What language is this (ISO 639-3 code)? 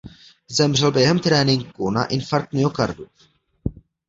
ces